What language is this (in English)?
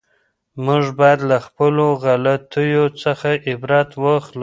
Pashto